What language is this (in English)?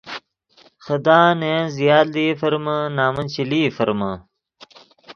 Yidgha